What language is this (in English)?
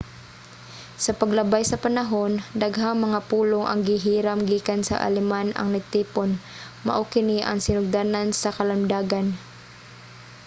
Cebuano